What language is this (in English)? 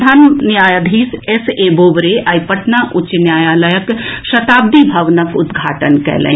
Maithili